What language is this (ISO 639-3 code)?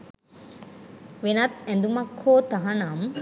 sin